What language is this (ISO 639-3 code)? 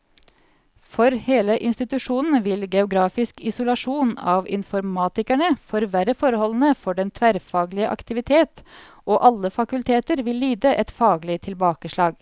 nor